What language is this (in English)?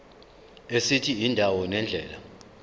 Zulu